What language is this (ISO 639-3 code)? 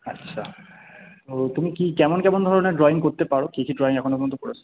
ben